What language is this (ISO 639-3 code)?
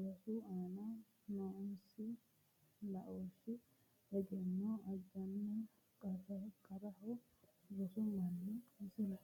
sid